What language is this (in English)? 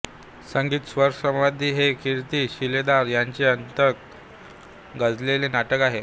Marathi